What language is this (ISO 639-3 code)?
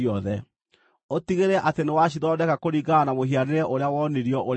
kik